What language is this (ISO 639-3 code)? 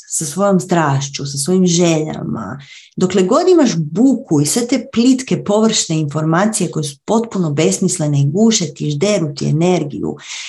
hrv